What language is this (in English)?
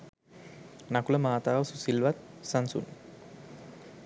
Sinhala